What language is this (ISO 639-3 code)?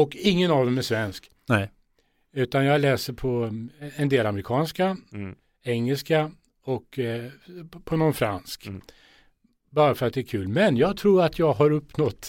swe